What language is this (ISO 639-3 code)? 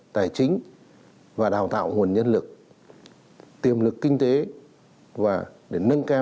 vie